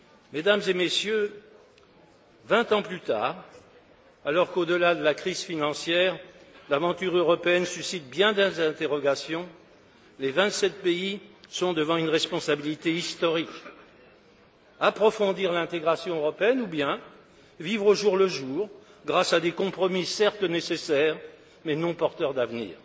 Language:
French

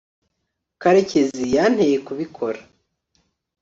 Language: Kinyarwanda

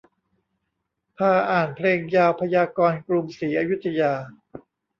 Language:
Thai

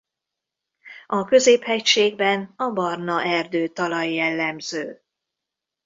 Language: Hungarian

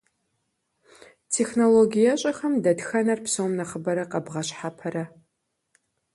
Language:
Kabardian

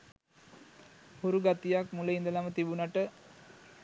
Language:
Sinhala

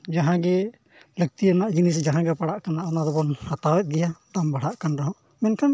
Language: Santali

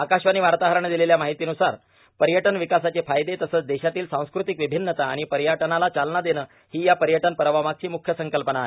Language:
Marathi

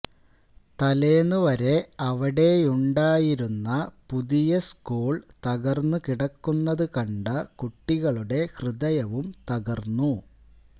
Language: Malayalam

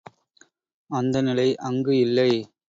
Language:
Tamil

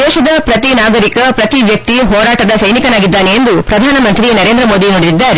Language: Kannada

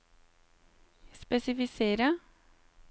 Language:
Norwegian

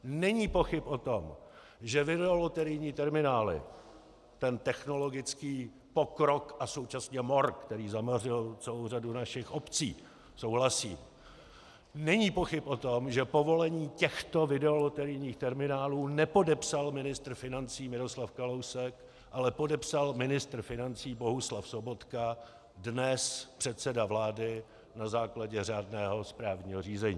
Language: Czech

